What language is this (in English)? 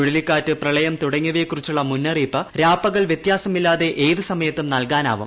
Malayalam